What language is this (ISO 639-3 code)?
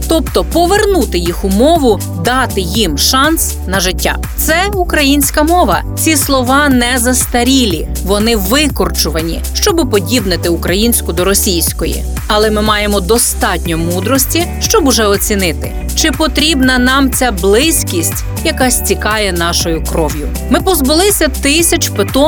ukr